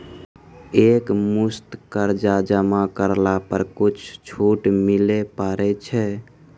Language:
Maithili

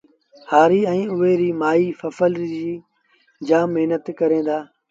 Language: Sindhi Bhil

